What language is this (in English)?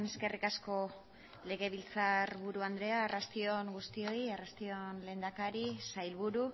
Basque